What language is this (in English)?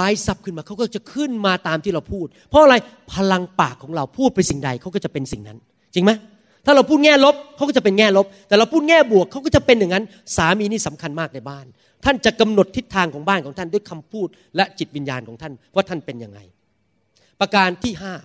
Thai